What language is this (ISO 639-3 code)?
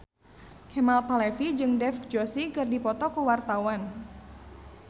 sun